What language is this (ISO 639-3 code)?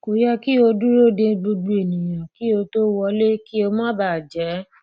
yor